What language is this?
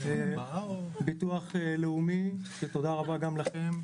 Hebrew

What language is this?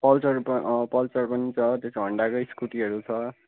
Nepali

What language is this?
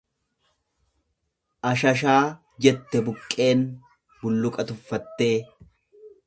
Oromo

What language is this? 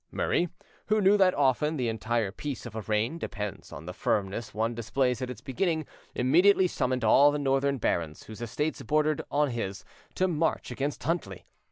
English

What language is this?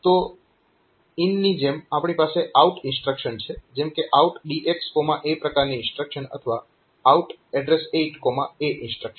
Gujarati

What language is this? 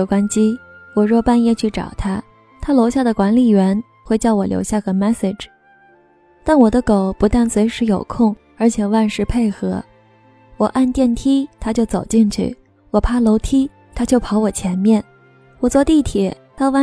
Chinese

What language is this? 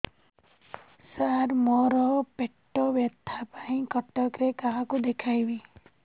Odia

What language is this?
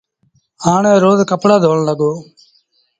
Sindhi Bhil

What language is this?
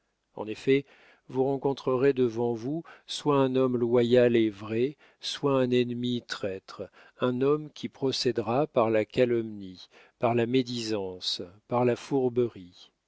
French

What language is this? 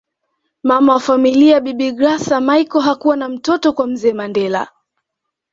Swahili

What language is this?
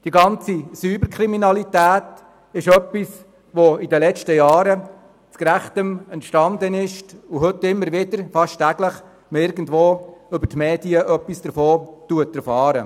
Swiss German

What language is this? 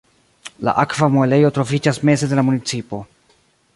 Esperanto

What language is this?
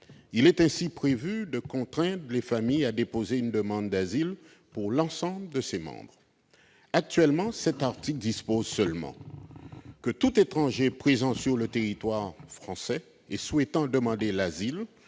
French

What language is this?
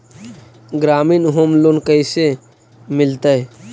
Magahi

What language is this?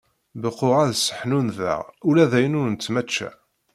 Kabyle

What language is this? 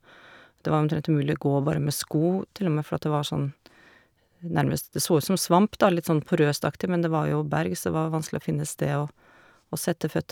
Norwegian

